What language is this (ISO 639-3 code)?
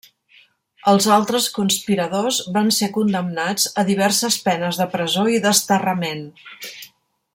cat